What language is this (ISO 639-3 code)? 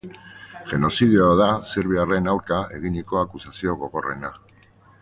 eus